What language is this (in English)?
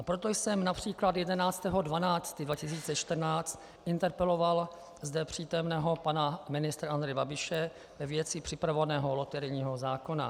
Czech